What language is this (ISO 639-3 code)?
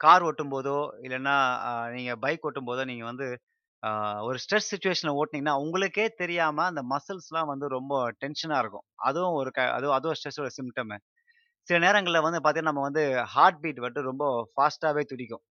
tam